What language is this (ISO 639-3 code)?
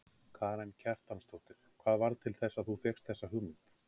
isl